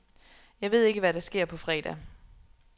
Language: Danish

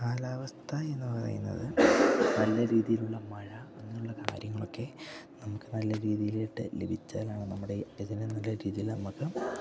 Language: Malayalam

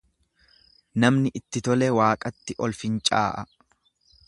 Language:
Oromo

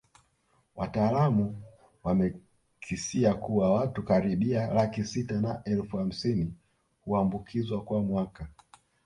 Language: Swahili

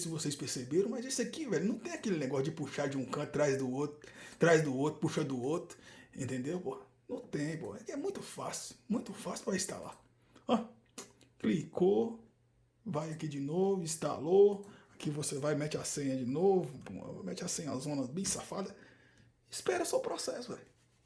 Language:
Portuguese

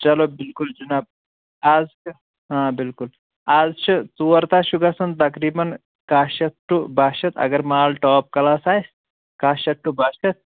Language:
Kashmiri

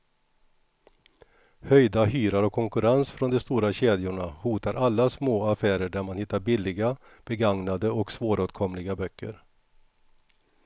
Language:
Swedish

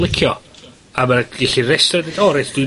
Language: Welsh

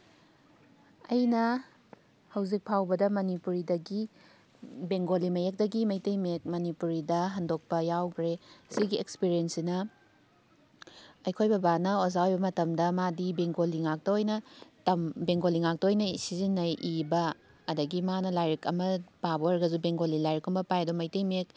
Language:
Manipuri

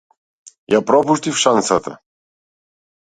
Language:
Macedonian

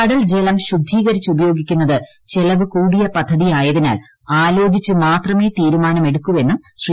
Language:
Malayalam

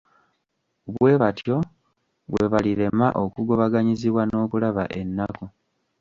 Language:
Ganda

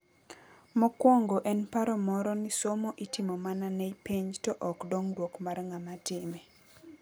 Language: Luo (Kenya and Tanzania)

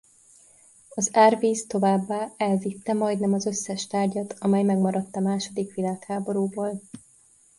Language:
Hungarian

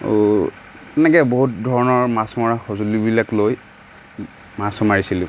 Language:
Assamese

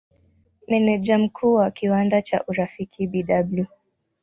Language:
Swahili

